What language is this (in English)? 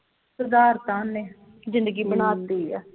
Punjabi